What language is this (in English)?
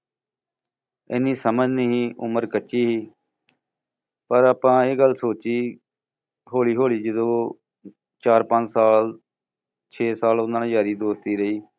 Punjabi